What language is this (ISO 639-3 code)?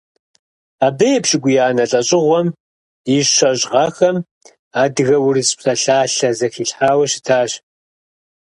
kbd